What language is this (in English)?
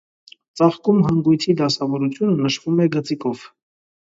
Armenian